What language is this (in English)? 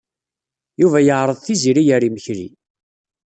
Kabyle